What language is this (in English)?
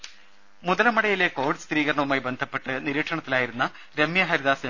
Malayalam